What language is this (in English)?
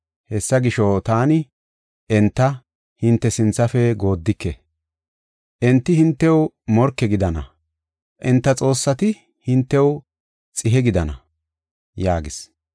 Gofa